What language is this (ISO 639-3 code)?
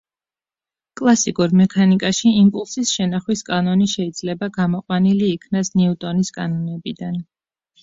kat